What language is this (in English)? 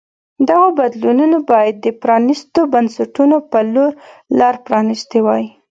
Pashto